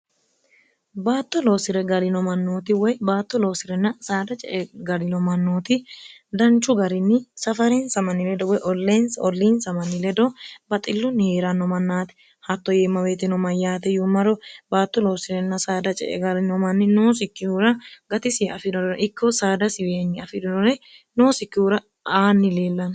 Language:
Sidamo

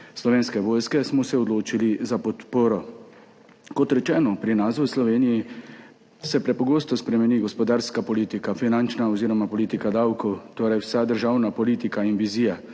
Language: Slovenian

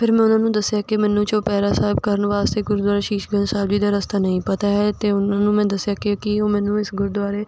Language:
Punjabi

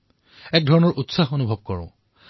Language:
Assamese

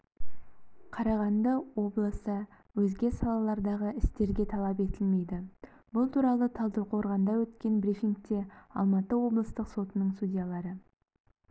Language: Kazakh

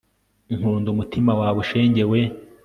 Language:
Kinyarwanda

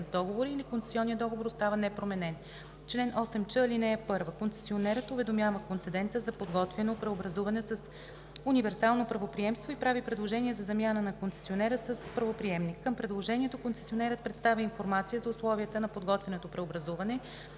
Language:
Bulgarian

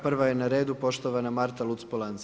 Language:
Croatian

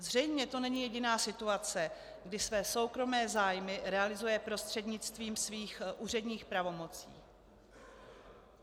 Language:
Czech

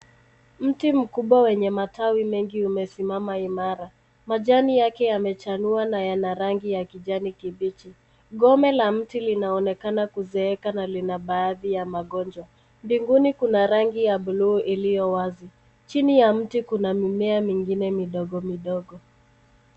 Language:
Swahili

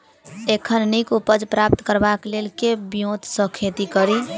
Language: Maithili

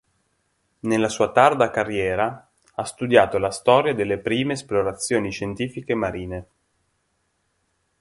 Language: Italian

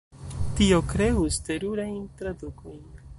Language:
Esperanto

